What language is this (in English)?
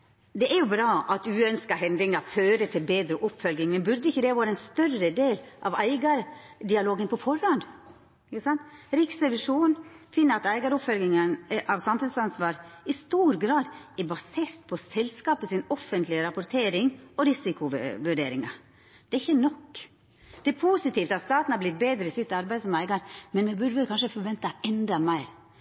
Norwegian Nynorsk